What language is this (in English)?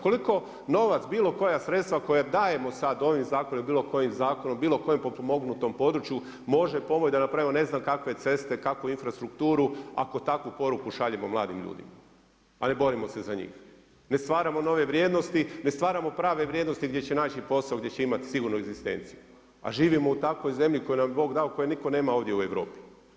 Croatian